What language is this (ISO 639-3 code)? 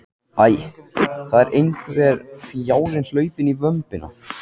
isl